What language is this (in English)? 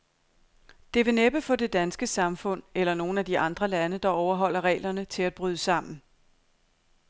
Danish